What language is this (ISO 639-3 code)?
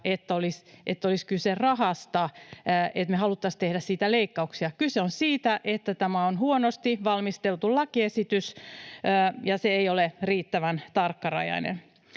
fin